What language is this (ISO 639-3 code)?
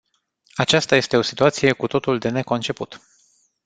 ron